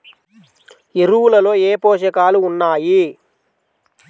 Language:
Telugu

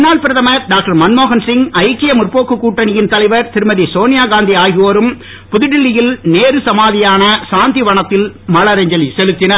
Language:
Tamil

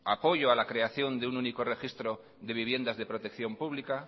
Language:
Spanish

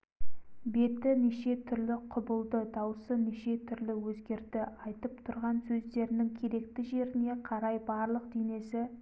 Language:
Kazakh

